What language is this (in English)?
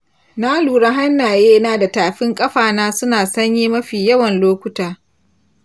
Hausa